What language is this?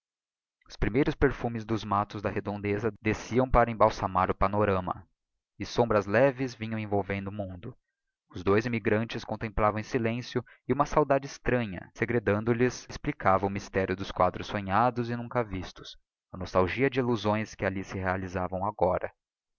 Portuguese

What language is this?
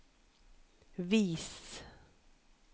Norwegian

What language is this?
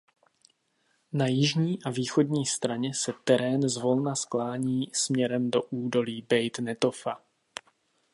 Czech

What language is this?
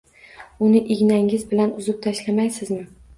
Uzbek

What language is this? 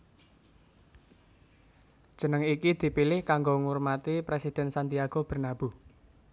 Javanese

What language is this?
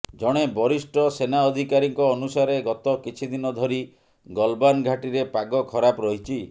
Odia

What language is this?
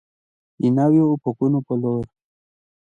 Pashto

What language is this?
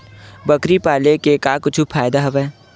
Chhattisgarhi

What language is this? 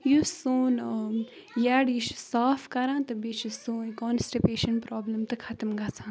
Kashmiri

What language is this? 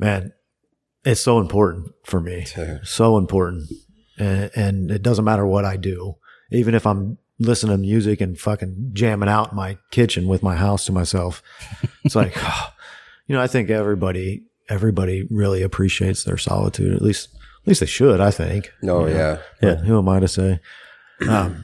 English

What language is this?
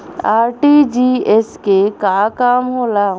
Bhojpuri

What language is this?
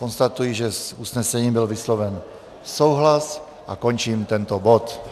Czech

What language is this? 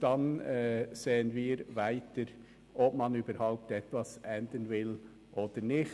Swiss German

